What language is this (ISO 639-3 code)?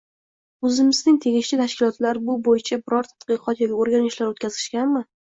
uzb